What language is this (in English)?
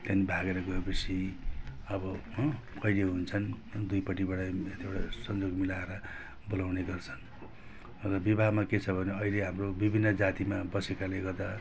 Nepali